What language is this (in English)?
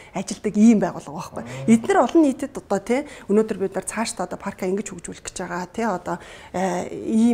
Turkish